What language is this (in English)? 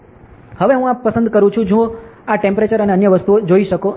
Gujarati